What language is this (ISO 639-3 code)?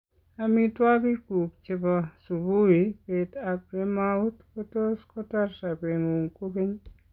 kln